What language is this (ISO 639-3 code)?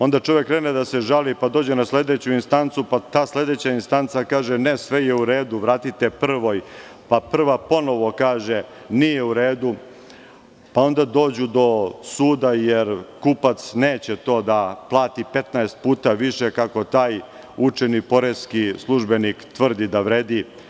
srp